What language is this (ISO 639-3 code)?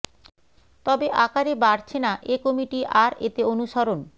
ben